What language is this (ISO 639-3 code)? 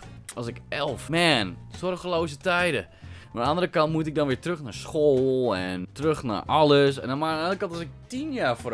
nld